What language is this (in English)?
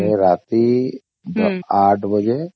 Odia